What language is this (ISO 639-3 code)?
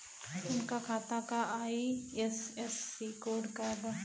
bho